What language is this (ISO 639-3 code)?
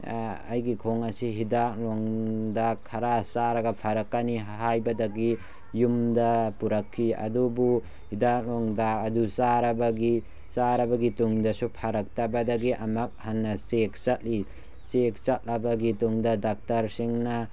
mni